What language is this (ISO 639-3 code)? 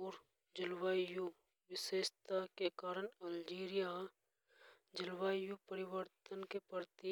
hoj